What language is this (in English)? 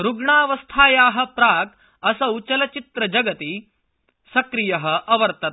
Sanskrit